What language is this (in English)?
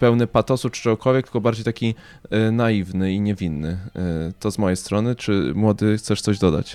Polish